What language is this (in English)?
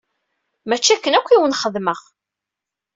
Kabyle